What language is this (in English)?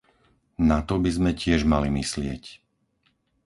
Slovak